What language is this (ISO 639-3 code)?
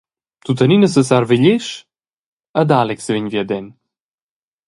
roh